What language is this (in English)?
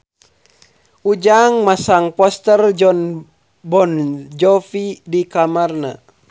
Sundanese